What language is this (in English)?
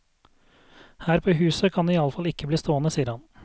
Norwegian